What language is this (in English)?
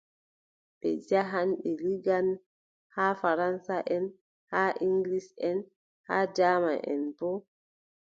Adamawa Fulfulde